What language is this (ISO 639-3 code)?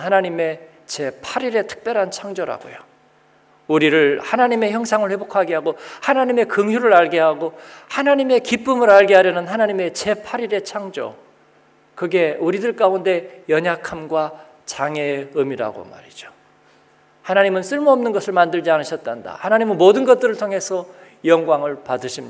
kor